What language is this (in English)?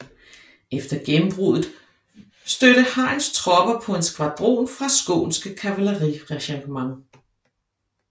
Danish